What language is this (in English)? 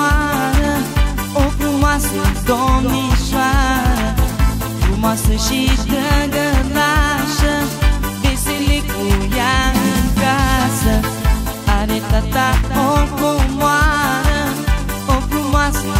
Romanian